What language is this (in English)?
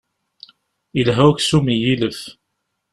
Kabyle